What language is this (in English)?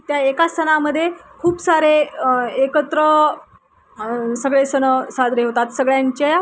Marathi